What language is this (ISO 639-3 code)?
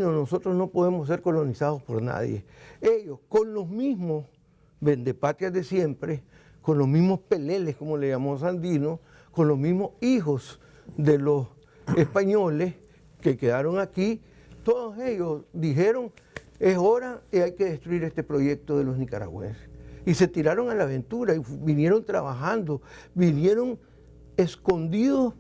spa